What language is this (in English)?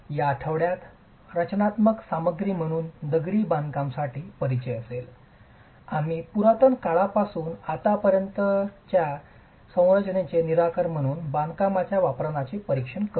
Marathi